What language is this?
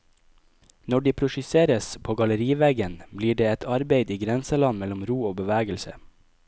Norwegian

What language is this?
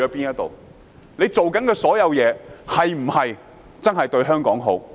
Cantonese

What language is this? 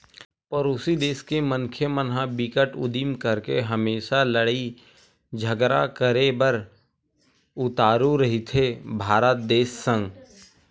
Chhattisgarhi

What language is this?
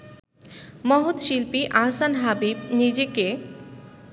Bangla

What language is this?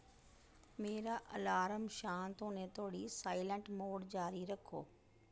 Dogri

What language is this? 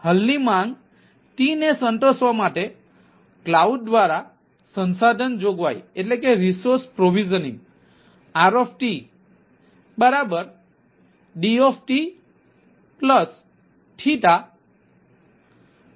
Gujarati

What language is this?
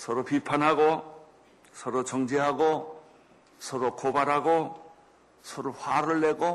Korean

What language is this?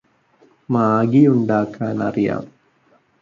Malayalam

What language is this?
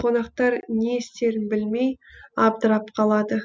Kazakh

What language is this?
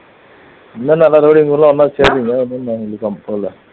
Tamil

